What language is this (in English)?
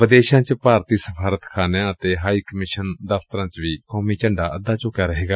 Punjabi